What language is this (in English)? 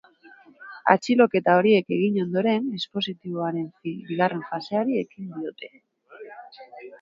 Basque